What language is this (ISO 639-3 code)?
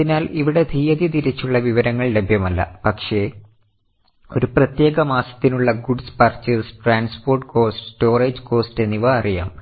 mal